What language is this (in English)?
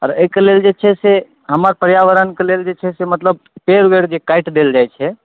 Maithili